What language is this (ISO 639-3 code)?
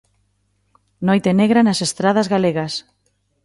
glg